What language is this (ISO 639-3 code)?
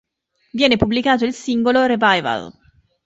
ita